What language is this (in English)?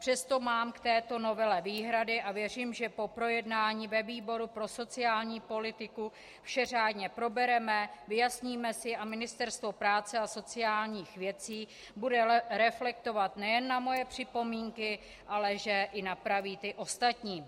Czech